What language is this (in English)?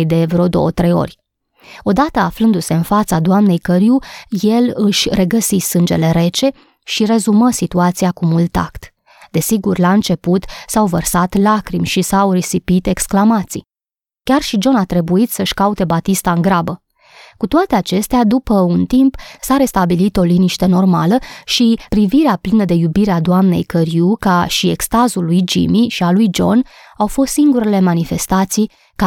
Romanian